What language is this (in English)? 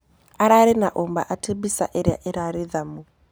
Kikuyu